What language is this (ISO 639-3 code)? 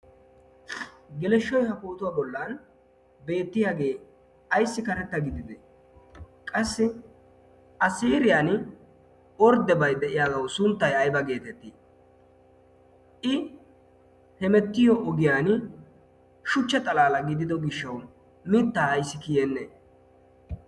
wal